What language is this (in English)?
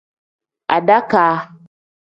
Tem